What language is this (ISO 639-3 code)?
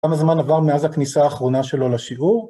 heb